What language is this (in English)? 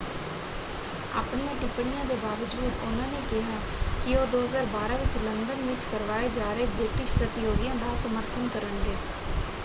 Punjabi